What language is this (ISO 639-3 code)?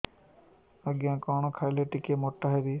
ori